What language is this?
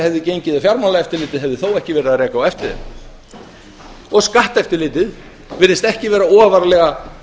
Icelandic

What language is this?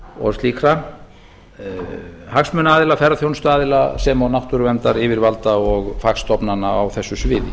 Icelandic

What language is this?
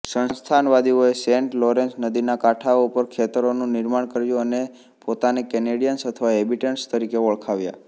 Gujarati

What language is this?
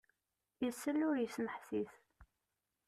Kabyle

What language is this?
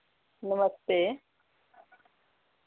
Dogri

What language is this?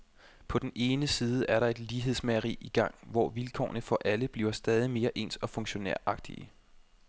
Danish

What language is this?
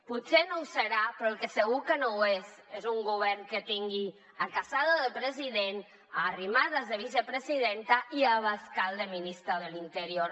Catalan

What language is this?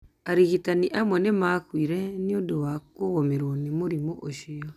Kikuyu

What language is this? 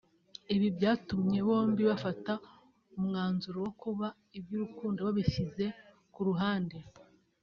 Kinyarwanda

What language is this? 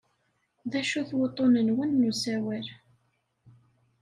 Kabyle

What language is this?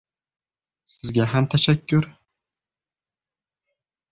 Uzbek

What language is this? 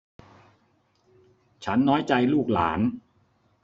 Thai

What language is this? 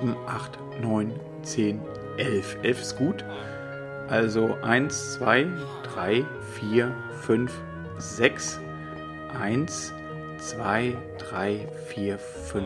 German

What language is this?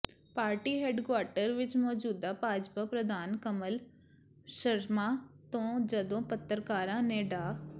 Punjabi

